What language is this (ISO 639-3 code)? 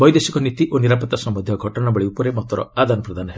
ori